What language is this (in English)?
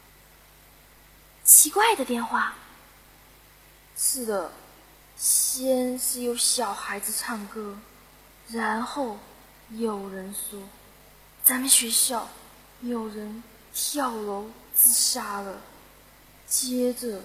Chinese